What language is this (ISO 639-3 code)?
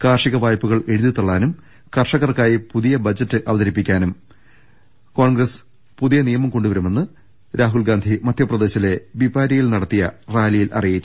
mal